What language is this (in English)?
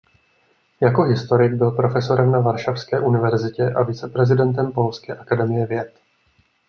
Czech